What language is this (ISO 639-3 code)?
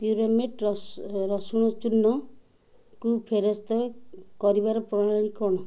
ori